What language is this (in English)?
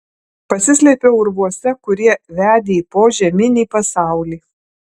Lithuanian